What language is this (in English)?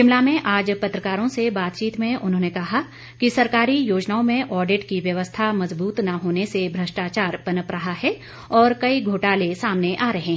Hindi